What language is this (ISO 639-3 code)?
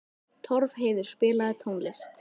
isl